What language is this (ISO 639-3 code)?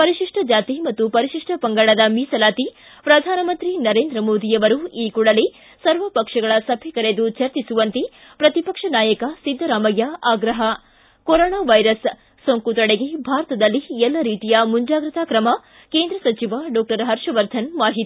kan